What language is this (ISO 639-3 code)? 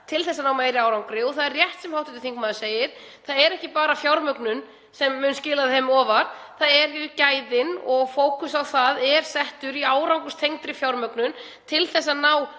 isl